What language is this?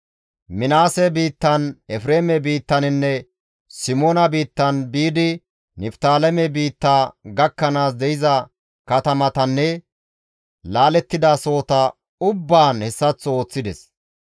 Gamo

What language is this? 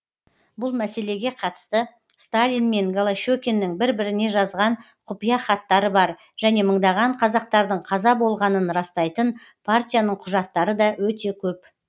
Kazakh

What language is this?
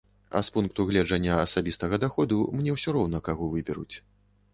Belarusian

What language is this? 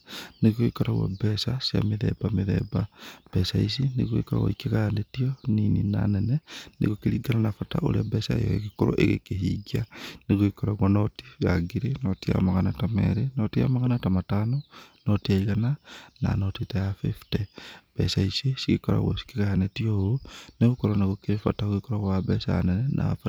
Kikuyu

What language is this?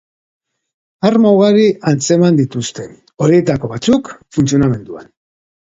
Basque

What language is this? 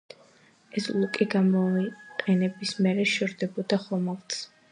Georgian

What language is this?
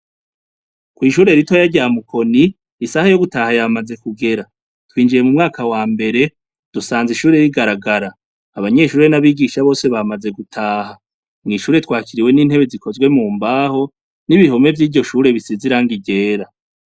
Rundi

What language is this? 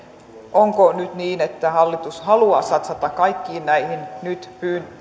Finnish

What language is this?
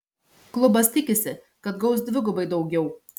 Lithuanian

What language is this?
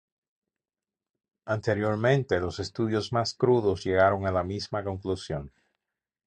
Spanish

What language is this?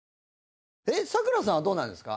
Japanese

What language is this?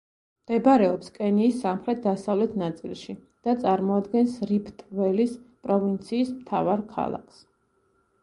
Georgian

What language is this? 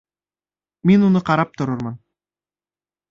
Bashkir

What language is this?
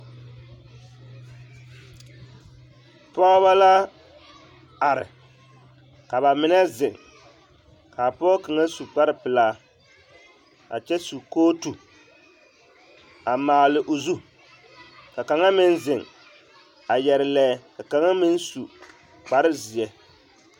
Southern Dagaare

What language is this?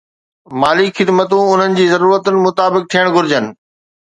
Sindhi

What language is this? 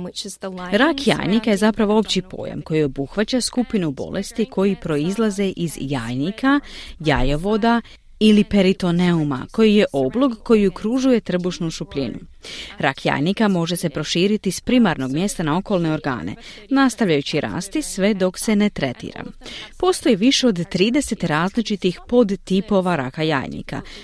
Croatian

